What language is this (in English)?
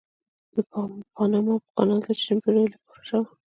Pashto